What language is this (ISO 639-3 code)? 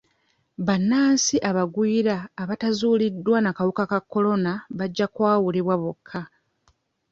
lug